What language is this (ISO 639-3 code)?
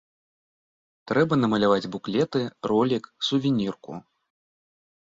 bel